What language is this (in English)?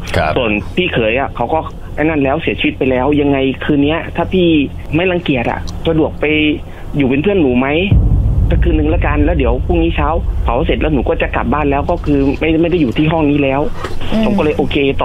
Thai